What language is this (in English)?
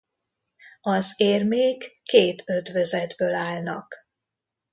Hungarian